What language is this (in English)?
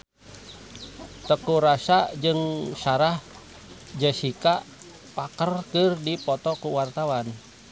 Sundanese